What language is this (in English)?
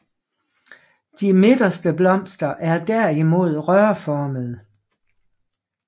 Danish